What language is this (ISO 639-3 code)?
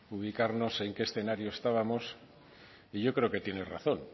spa